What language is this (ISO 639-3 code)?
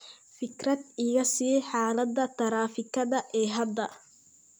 som